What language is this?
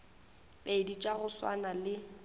Northern Sotho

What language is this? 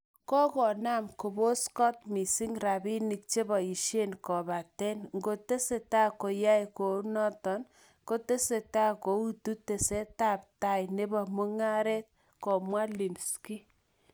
Kalenjin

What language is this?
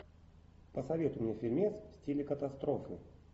Russian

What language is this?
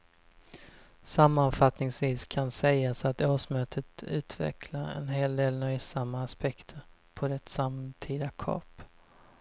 Swedish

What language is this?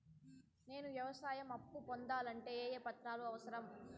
Telugu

